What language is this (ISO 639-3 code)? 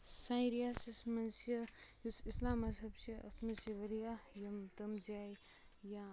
kas